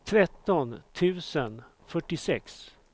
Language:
Swedish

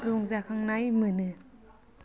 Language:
Bodo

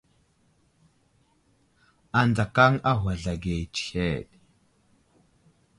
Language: Wuzlam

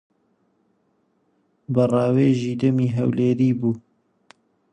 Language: Central Kurdish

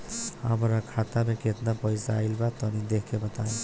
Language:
Bhojpuri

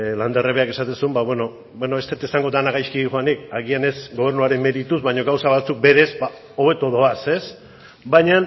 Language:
Basque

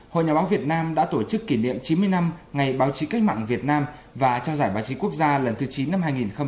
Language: Vietnamese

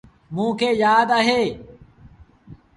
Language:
Sindhi Bhil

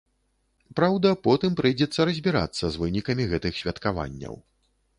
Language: Belarusian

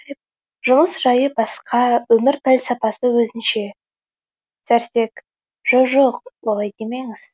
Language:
Kazakh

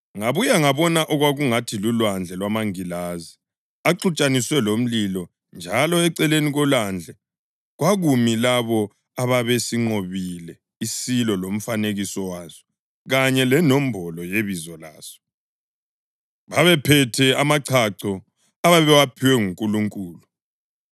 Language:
North Ndebele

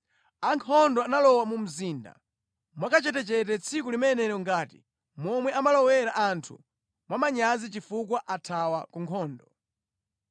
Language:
Nyanja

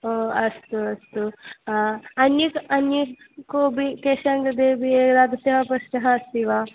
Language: Sanskrit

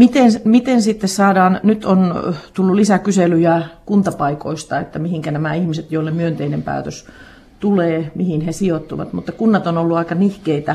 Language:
Finnish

